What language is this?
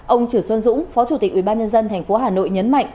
Vietnamese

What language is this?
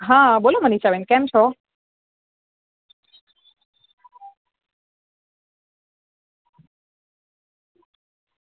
Gujarati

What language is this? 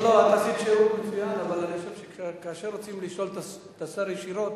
Hebrew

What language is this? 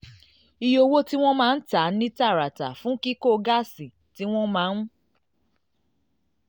Yoruba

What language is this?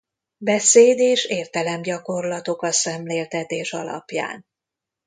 Hungarian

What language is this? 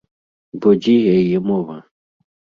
Belarusian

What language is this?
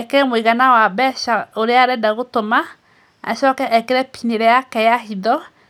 Kikuyu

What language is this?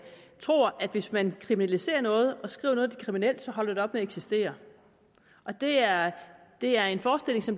Danish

